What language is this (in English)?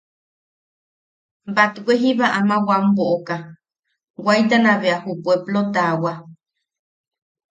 Yaqui